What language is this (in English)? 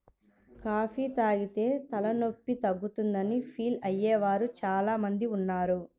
Telugu